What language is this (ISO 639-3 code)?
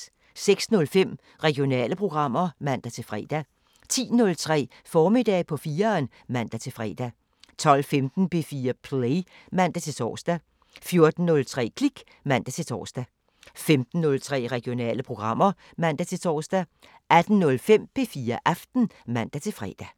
dan